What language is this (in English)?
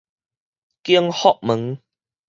Min Nan Chinese